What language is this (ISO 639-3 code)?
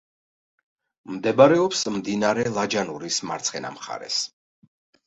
kat